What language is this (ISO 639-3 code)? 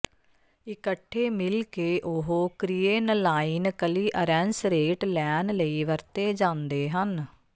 pan